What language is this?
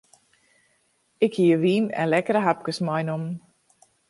Western Frisian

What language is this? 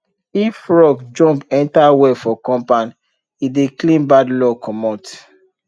Nigerian Pidgin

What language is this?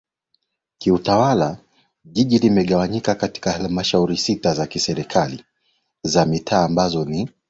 Swahili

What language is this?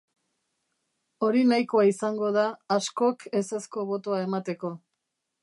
Basque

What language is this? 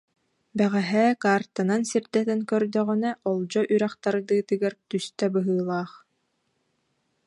Yakut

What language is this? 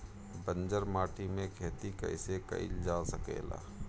Bhojpuri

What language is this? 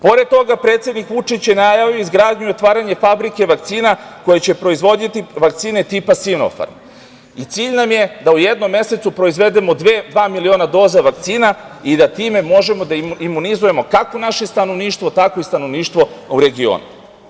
Serbian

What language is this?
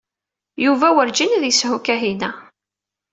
Kabyle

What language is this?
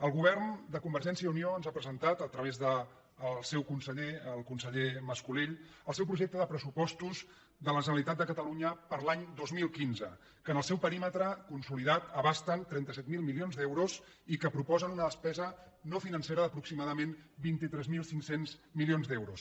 Catalan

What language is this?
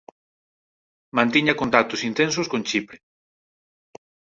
Galician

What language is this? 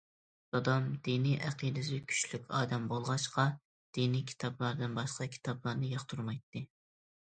Uyghur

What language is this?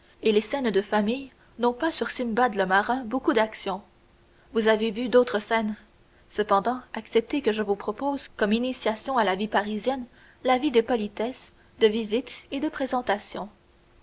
French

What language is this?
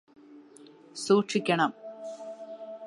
Malayalam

